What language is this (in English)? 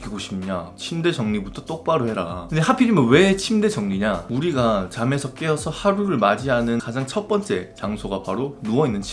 Korean